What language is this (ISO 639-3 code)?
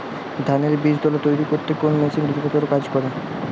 ben